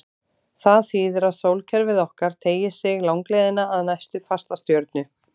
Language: Icelandic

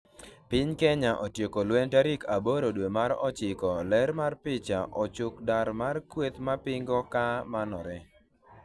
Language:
Luo (Kenya and Tanzania)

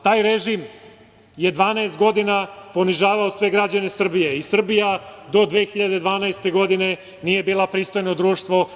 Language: Serbian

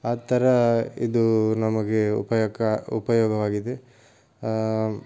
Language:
Kannada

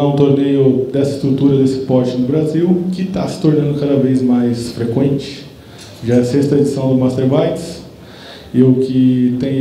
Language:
Portuguese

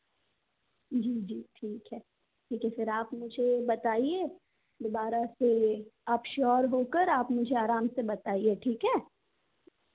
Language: Hindi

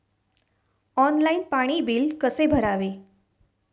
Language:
Marathi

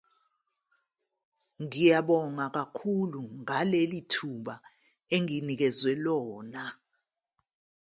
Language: Zulu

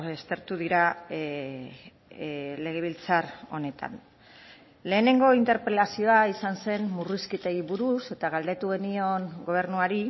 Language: Basque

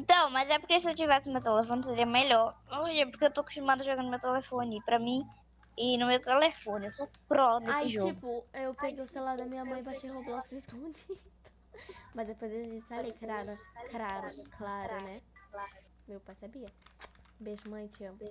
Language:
Portuguese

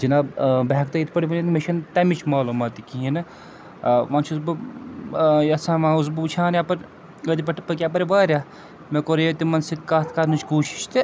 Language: Kashmiri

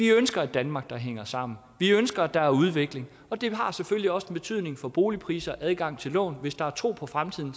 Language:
Danish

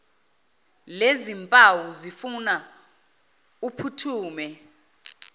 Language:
Zulu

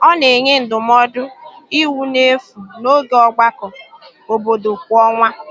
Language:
Igbo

